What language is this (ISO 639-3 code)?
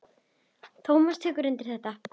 isl